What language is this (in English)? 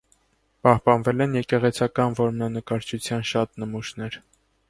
Armenian